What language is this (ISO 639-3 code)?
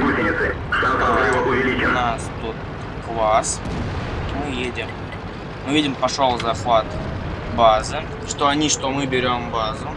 rus